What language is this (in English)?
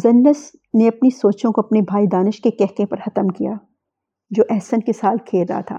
Urdu